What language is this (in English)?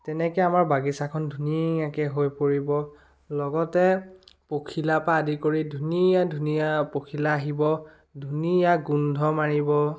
Assamese